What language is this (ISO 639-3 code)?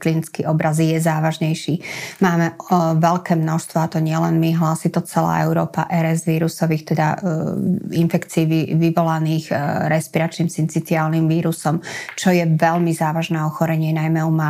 slk